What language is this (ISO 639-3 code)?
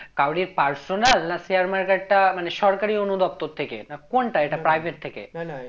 ben